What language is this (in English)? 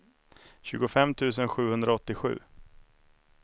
Swedish